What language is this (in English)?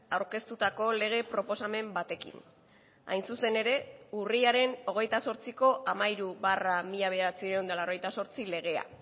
Basque